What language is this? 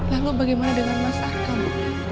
Indonesian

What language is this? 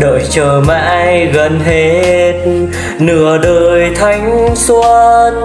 Vietnamese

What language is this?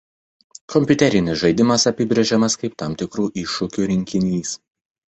Lithuanian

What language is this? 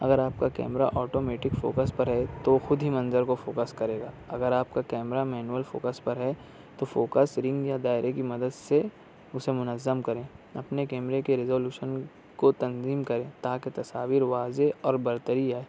Urdu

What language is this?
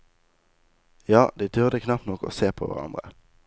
Norwegian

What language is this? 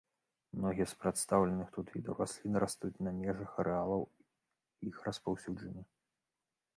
Belarusian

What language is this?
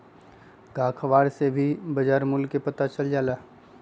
Magahi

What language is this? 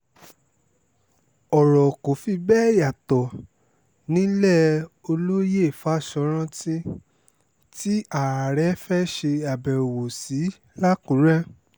Yoruba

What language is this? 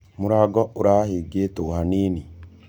Kikuyu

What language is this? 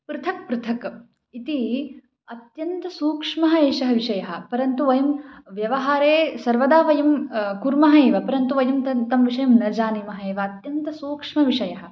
Sanskrit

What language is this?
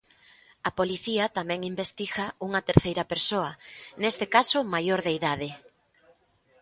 Galician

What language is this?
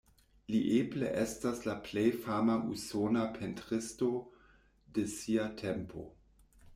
Esperanto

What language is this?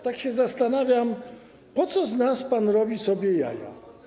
Polish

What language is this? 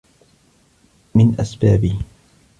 Arabic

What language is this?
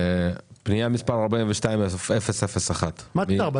Hebrew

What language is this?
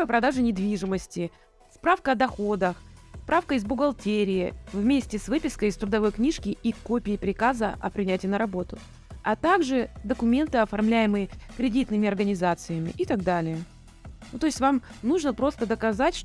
Russian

